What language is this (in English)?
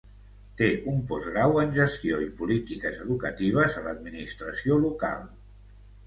Catalan